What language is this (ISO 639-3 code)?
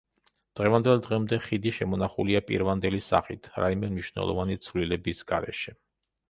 kat